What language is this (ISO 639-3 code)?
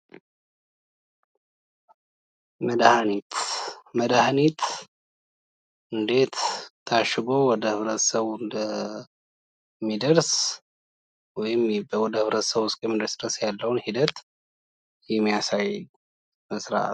amh